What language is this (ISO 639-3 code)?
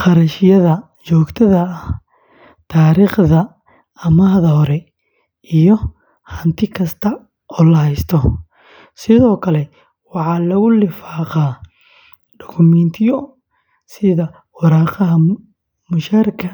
som